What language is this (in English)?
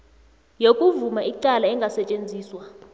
South Ndebele